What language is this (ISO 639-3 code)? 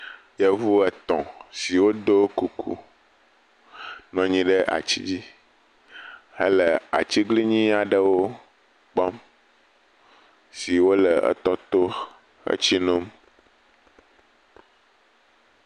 ewe